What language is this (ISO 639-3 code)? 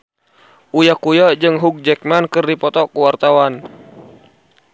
sun